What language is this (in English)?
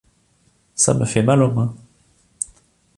French